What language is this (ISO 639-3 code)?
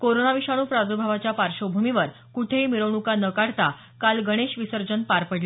mar